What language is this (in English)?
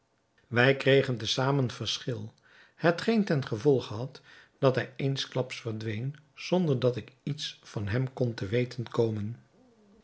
Dutch